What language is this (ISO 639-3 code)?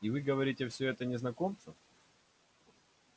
rus